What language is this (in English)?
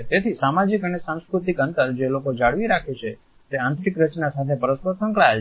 Gujarati